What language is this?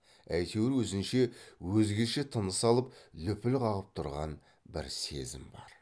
Kazakh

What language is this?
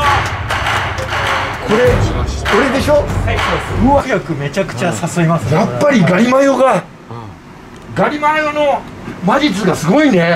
Japanese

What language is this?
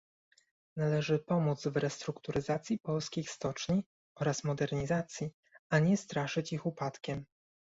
Polish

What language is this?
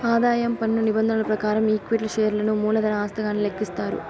Telugu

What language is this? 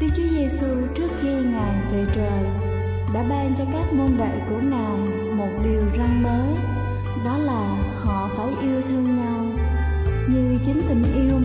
Vietnamese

